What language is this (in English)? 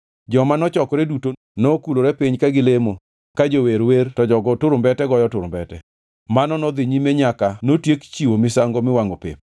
Luo (Kenya and Tanzania)